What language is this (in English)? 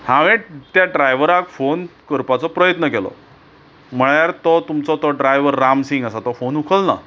Konkani